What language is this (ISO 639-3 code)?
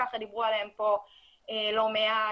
heb